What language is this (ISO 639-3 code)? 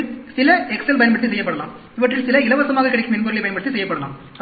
tam